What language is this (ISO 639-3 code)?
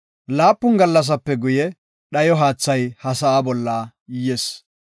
gof